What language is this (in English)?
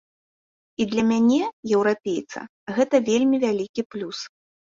Belarusian